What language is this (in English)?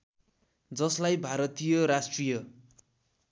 Nepali